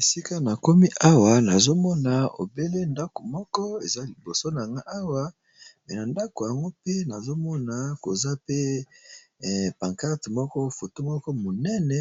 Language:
Lingala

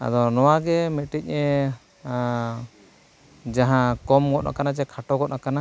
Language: Santali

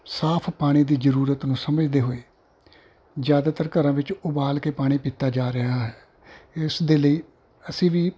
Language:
Punjabi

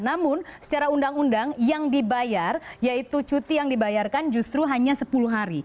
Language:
Indonesian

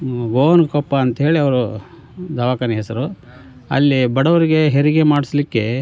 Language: Kannada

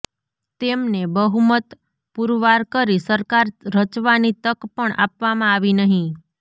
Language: Gujarati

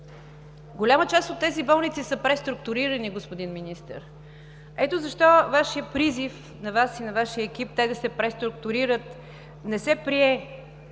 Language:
Bulgarian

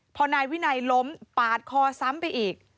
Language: Thai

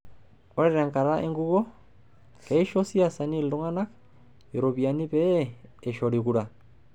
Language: Masai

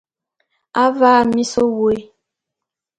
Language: Bulu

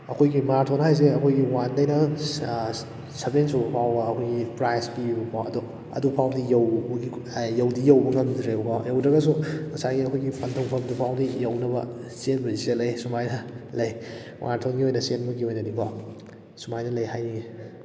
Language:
Manipuri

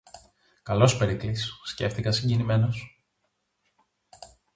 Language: Greek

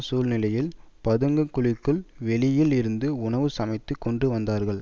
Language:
Tamil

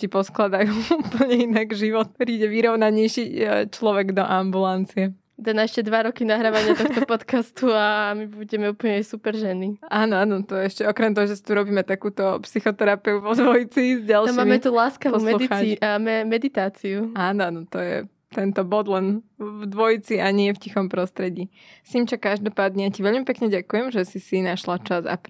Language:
Slovak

